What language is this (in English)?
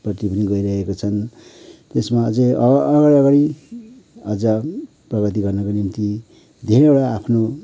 Nepali